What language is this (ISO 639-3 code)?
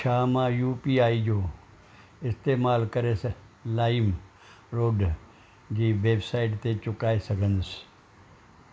snd